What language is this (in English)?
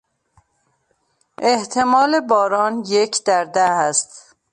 Persian